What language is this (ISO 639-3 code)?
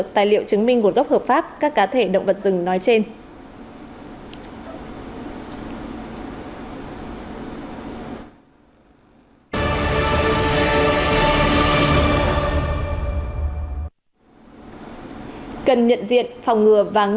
vie